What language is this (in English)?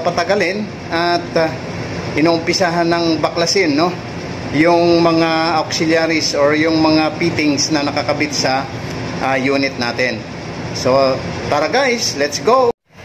Filipino